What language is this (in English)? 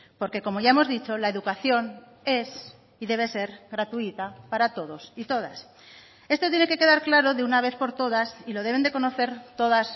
Spanish